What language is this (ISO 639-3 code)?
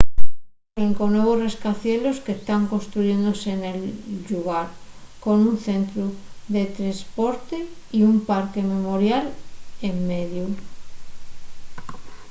ast